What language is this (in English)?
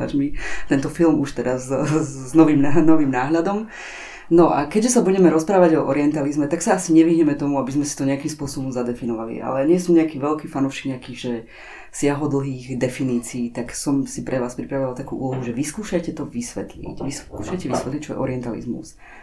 Slovak